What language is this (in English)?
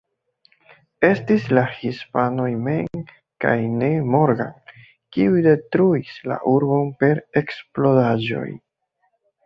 Esperanto